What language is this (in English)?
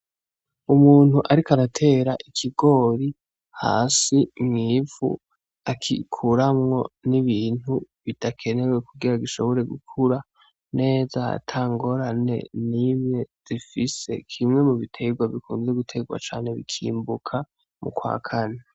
Rundi